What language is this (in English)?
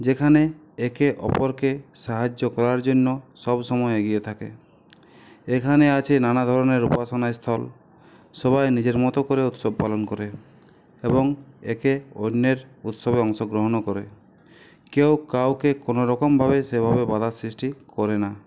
Bangla